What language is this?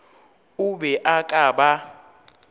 Northern Sotho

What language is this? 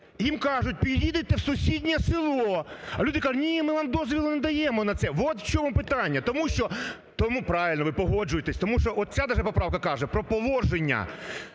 Ukrainian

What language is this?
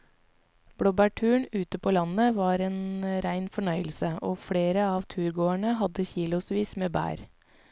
Norwegian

